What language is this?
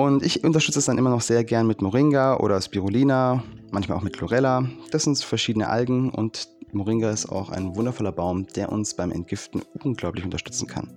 German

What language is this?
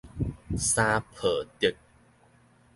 Min Nan Chinese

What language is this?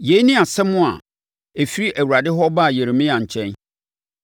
Akan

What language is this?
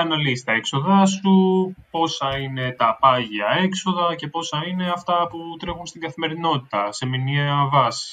Greek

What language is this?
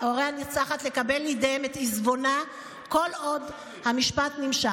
Hebrew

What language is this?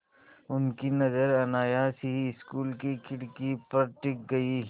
Hindi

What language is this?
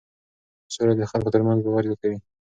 Pashto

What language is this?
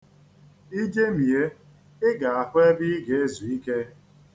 Igbo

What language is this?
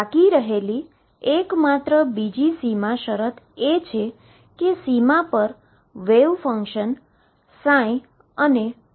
Gujarati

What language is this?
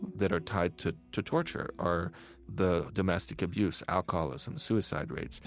English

